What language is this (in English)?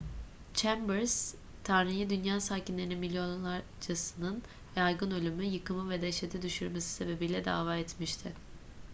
Turkish